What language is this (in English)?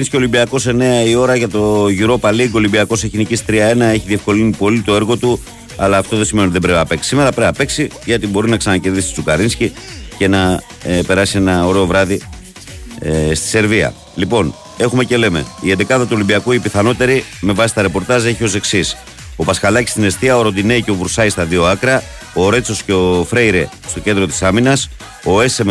Greek